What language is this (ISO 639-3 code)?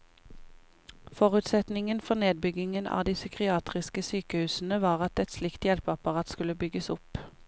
nor